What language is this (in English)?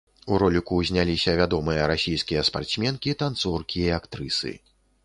Belarusian